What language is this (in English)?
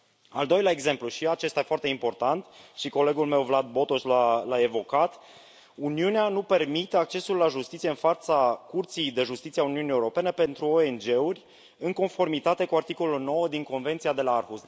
Romanian